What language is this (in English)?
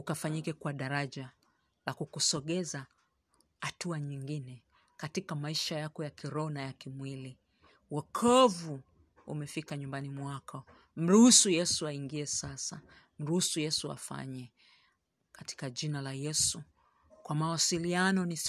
Swahili